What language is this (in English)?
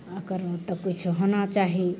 Maithili